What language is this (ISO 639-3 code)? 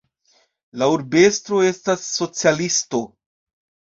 epo